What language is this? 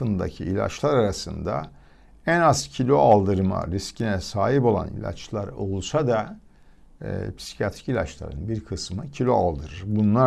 Turkish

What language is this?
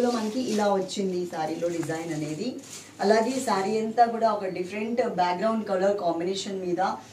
Hindi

